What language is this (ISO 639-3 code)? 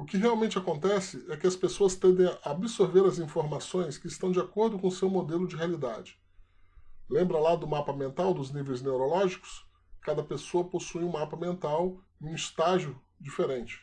por